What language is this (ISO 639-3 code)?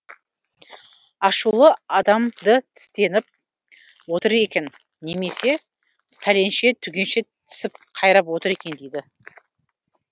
kaz